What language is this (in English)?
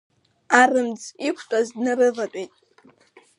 Abkhazian